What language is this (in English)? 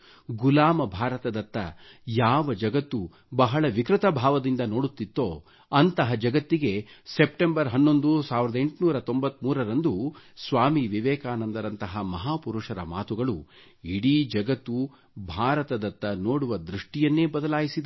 Kannada